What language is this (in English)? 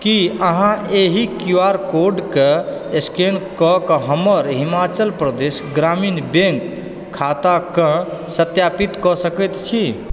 Maithili